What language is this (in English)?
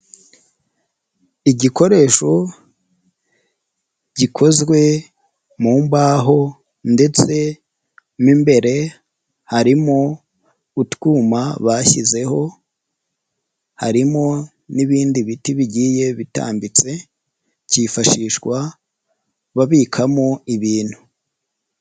Kinyarwanda